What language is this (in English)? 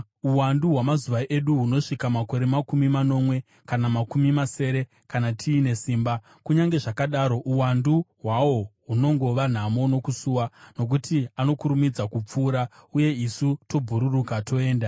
Shona